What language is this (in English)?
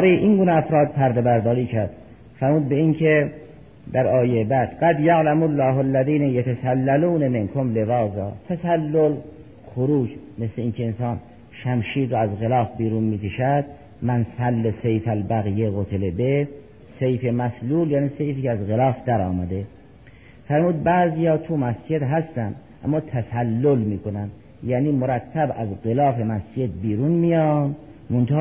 Persian